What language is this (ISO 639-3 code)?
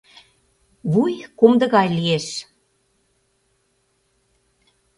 chm